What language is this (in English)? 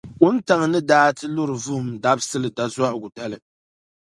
Dagbani